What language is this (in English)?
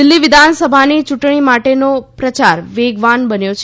Gujarati